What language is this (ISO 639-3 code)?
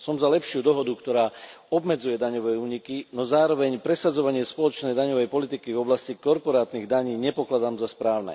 slk